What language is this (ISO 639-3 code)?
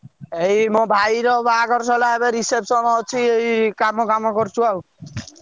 ori